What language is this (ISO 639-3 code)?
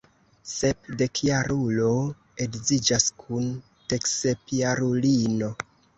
epo